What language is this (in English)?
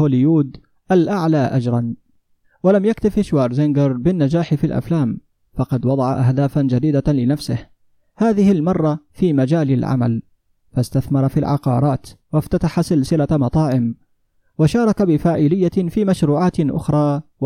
Arabic